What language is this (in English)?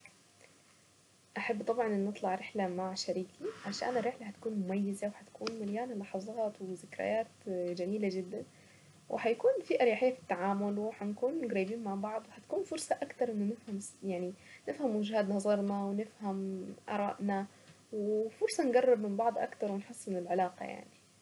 Saidi Arabic